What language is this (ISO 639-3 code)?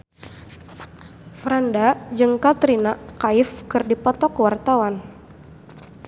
sun